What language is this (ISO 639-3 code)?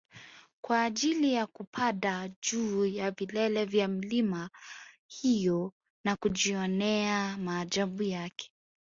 swa